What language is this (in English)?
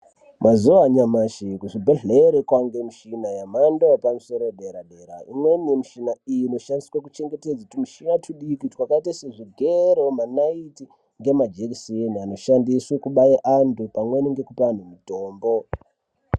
Ndau